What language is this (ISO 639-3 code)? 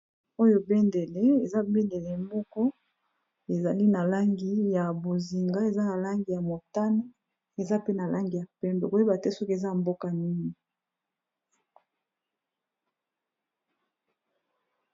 lin